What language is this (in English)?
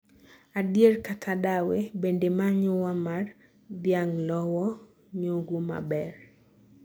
Luo (Kenya and Tanzania)